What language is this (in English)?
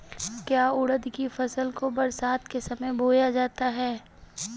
Hindi